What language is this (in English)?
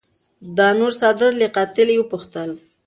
Pashto